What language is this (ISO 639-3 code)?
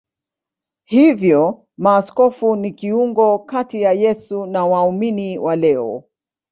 swa